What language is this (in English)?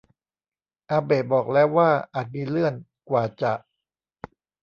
Thai